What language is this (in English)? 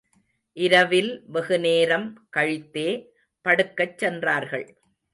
Tamil